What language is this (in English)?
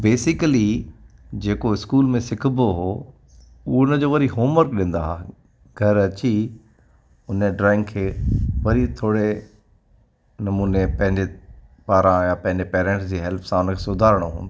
Sindhi